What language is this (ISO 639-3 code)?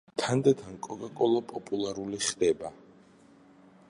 kat